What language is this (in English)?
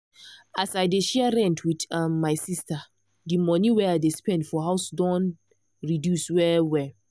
Nigerian Pidgin